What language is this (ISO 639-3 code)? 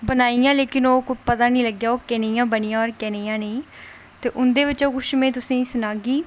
doi